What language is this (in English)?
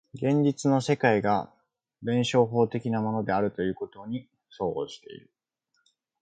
Japanese